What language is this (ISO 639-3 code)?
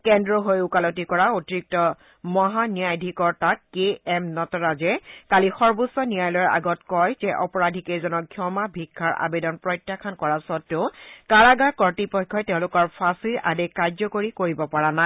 asm